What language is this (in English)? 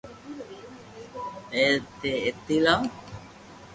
Loarki